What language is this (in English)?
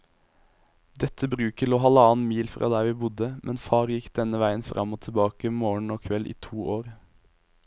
Norwegian